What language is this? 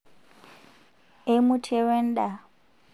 Masai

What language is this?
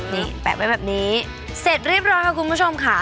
Thai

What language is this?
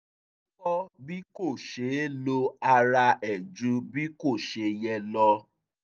Yoruba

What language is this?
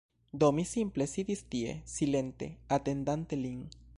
Esperanto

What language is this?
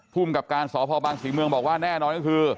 Thai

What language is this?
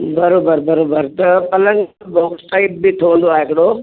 Sindhi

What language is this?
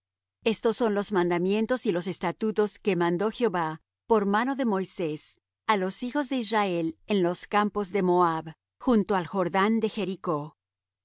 Spanish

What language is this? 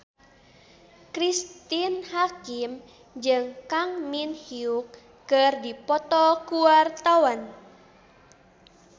Sundanese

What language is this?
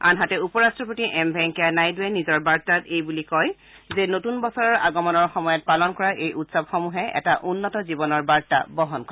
Assamese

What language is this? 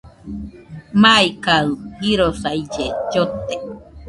Nüpode Huitoto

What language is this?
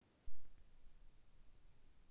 Russian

